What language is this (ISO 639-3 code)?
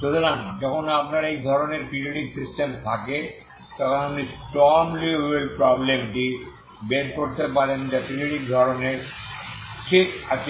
ben